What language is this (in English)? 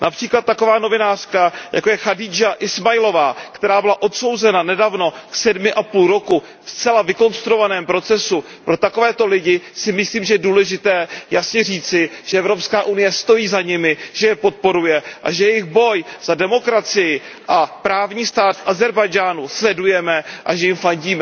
Czech